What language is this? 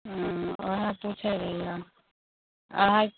Maithili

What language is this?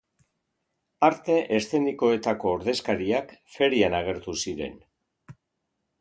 Basque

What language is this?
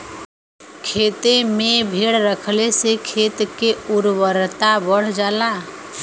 Bhojpuri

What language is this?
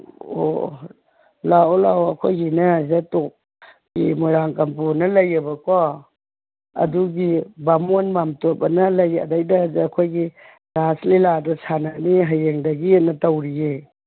Manipuri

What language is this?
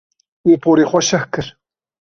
Kurdish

